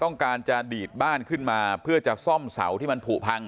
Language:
Thai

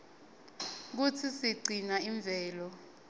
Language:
Swati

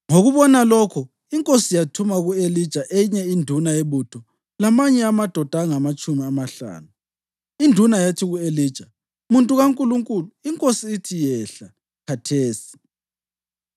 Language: North Ndebele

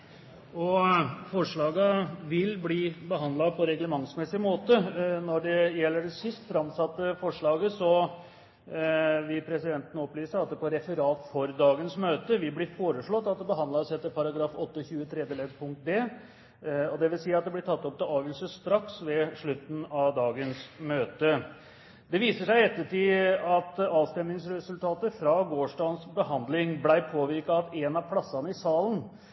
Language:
Norwegian Bokmål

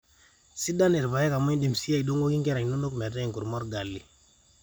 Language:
Masai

